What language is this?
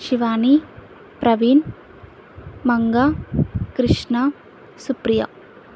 Telugu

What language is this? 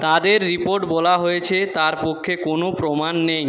Bangla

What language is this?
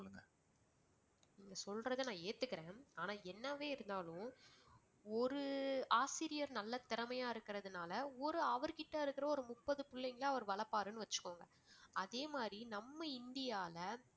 Tamil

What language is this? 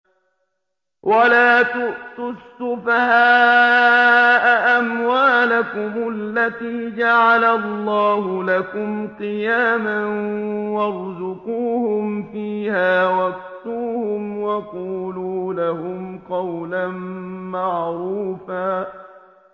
Arabic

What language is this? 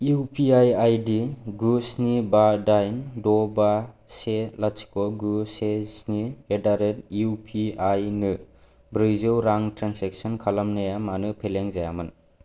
Bodo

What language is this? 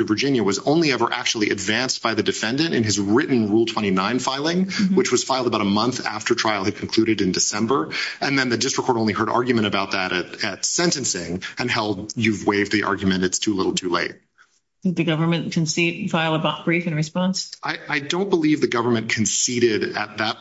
English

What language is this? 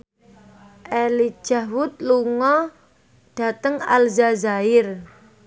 Javanese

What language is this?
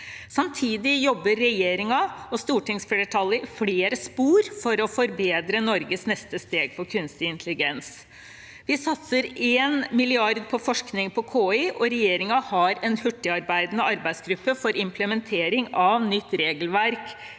Norwegian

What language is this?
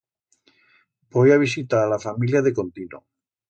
Aragonese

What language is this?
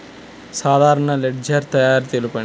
Telugu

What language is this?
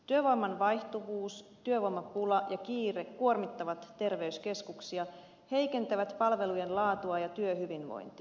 Finnish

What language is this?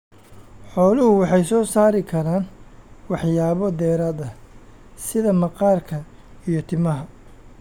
Somali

